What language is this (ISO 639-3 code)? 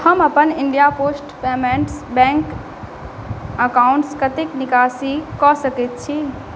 mai